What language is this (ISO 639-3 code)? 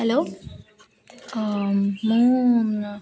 ori